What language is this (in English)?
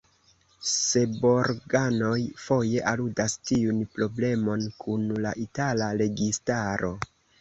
Esperanto